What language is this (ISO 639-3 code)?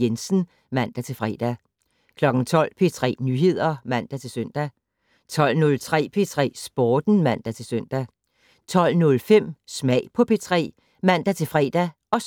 dan